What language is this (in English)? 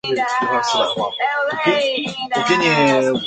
Chinese